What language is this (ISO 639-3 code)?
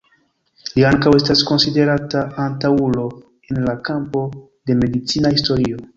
epo